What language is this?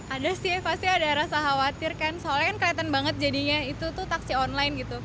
Indonesian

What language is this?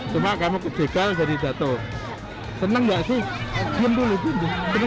Indonesian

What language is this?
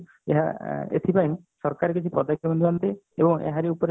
Odia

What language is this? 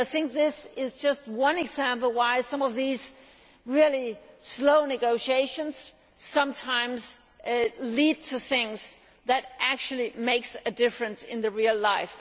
English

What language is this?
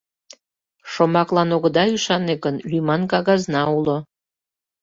Mari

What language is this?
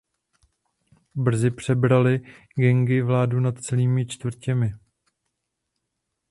Czech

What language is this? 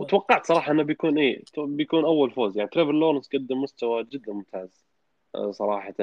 Arabic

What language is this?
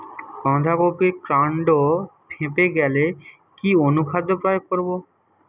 Bangla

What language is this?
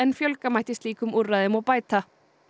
Icelandic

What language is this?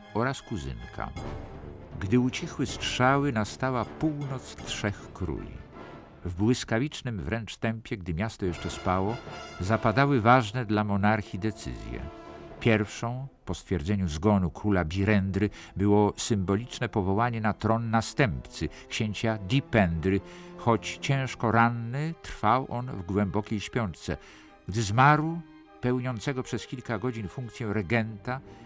Polish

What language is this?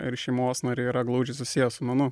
Lithuanian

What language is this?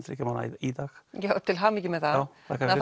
Icelandic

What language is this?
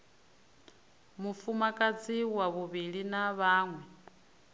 Venda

